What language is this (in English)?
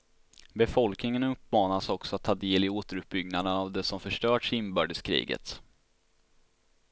Swedish